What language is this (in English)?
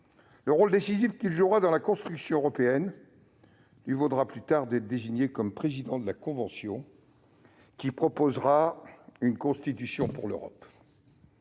French